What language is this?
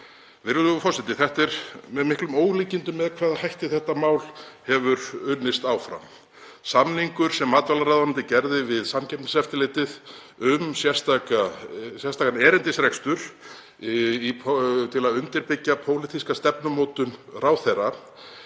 Icelandic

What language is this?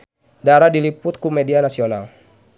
Sundanese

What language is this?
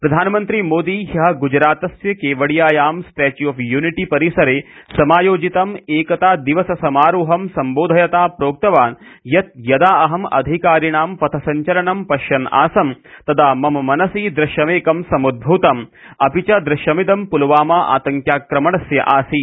Sanskrit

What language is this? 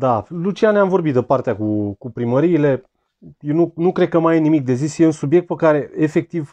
Romanian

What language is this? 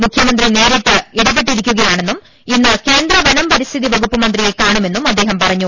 Malayalam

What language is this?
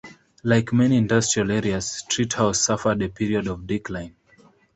English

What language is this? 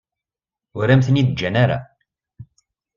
Kabyle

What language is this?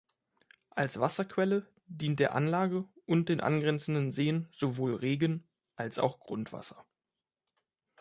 German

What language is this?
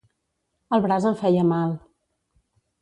Catalan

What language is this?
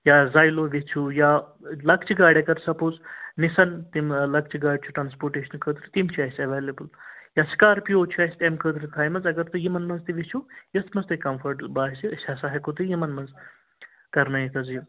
Kashmiri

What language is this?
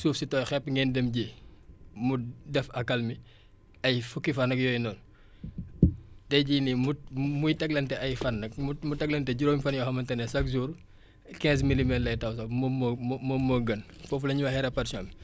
Wolof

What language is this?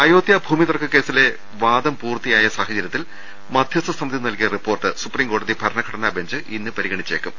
Malayalam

